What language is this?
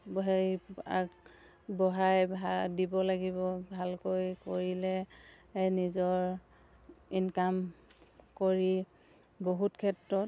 Assamese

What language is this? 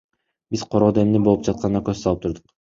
Kyrgyz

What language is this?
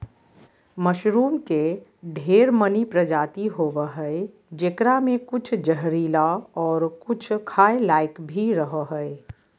Magahi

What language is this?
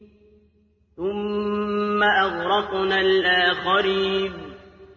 Arabic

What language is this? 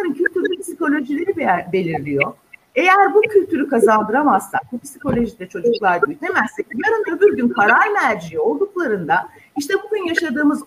Turkish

